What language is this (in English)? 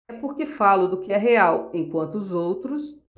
Portuguese